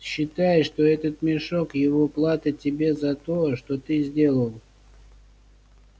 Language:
Russian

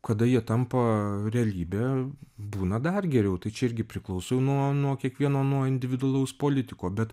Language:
Lithuanian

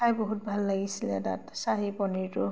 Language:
Assamese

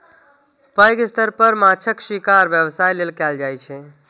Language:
Maithili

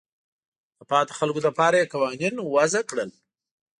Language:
Pashto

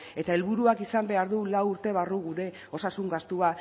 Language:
Basque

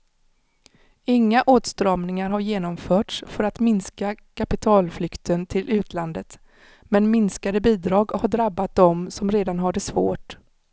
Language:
Swedish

